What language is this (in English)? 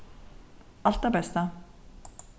Faroese